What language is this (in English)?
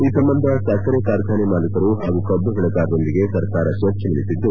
Kannada